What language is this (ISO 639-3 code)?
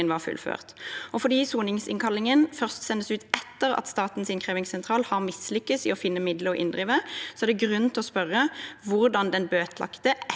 nor